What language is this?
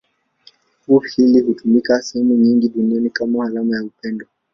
Swahili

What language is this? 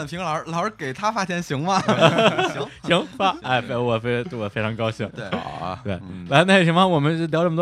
Chinese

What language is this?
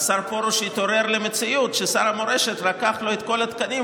Hebrew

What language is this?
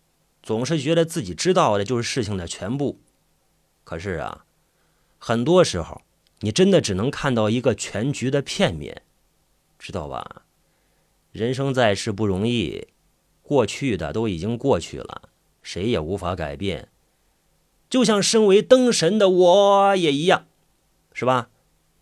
Chinese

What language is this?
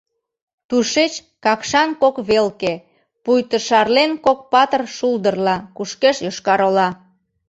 Mari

